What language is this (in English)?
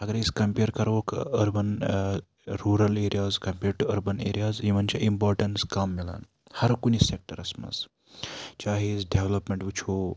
Kashmiri